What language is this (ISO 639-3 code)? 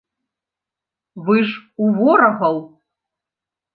bel